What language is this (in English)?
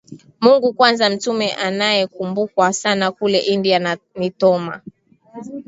Swahili